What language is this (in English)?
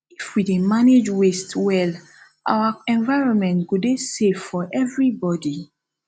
Nigerian Pidgin